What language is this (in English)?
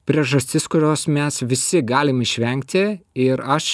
Lithuanian